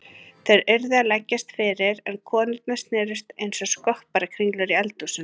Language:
Icelandic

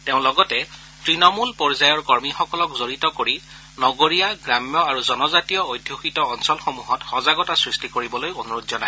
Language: Assamese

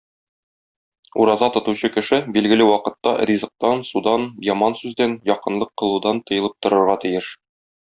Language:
Tatar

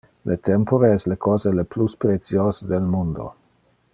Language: Interlingua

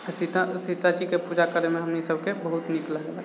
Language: Maithili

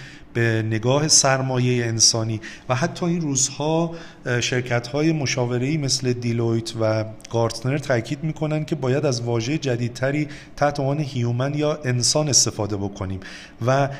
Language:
Persian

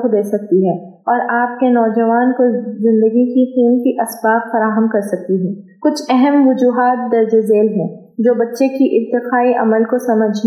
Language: Urdu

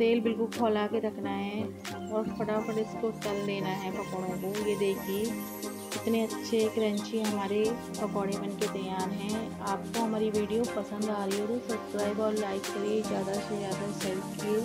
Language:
Hindi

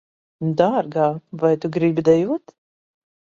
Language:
Latvian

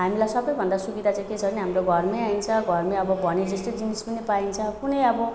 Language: Nepali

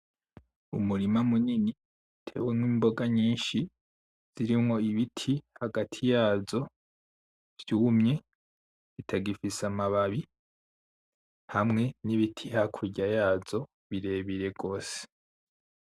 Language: Rundi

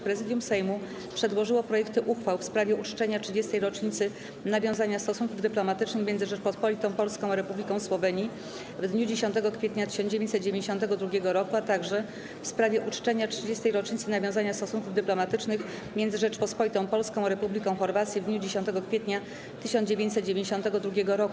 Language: Polish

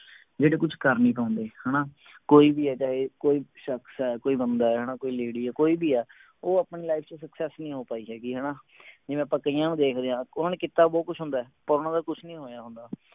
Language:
Punjabi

